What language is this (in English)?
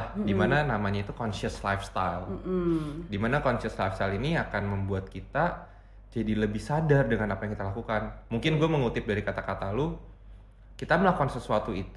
Indonesian